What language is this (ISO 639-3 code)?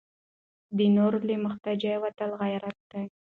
pus